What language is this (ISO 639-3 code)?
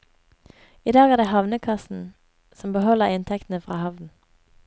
nor